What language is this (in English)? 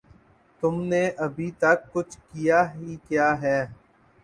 Urdu